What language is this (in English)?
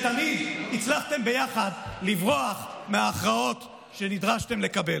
Hebrew